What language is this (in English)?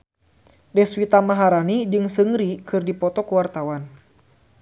Sundanese